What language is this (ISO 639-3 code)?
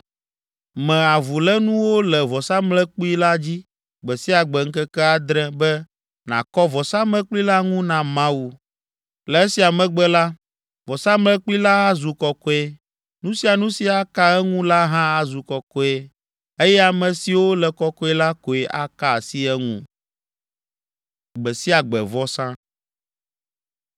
ewe